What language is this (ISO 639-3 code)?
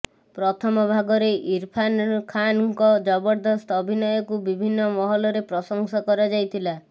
ori